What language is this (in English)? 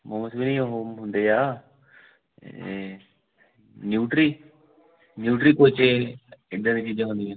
Punjabi